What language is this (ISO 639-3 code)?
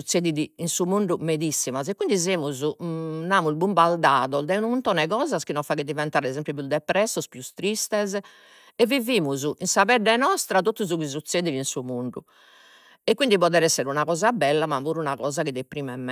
srd